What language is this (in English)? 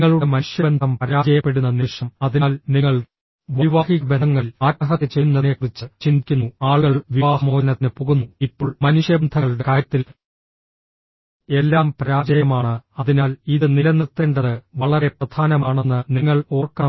Malayalam